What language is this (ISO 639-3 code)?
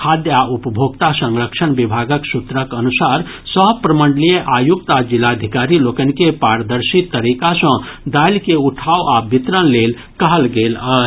mai